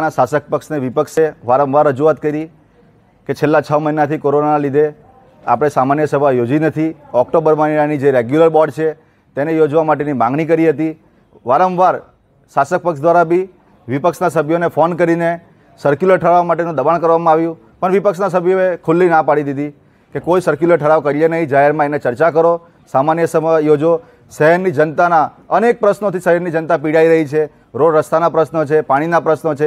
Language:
Hindi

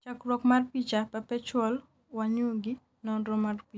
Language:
Luo (Kenya and Tanzania)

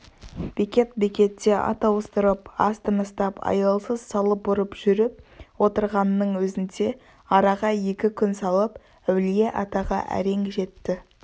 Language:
Kazakh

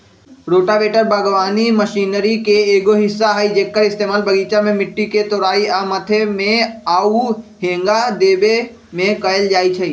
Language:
Magahi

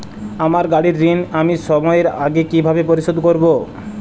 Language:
Bangla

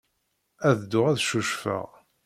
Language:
Kabyle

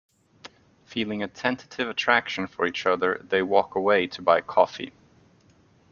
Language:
English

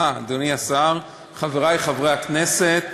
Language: Hebrew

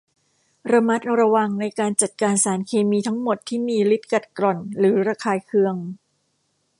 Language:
Thai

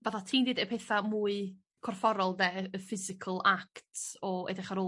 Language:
Welsh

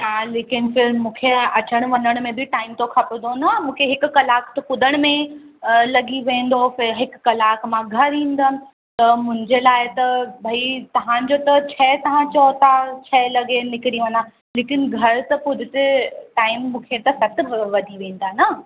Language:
Sindhi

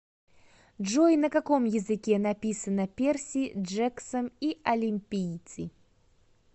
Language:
Russian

